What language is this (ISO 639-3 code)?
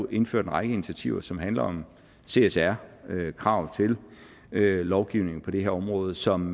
dan